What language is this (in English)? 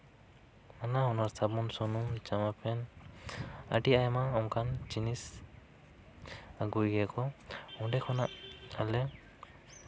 Santali